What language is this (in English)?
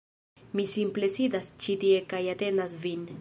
Esperanto